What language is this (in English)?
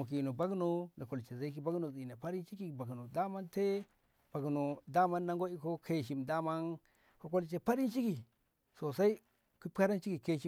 Ngamo